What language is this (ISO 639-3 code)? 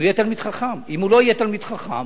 heb